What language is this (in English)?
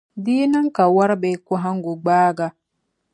Dagbani